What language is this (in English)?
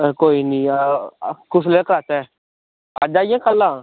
Dogri